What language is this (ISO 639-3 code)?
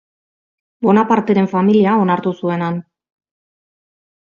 eus